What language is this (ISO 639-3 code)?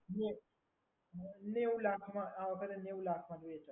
guj